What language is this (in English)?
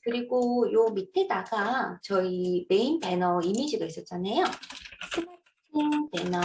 Korean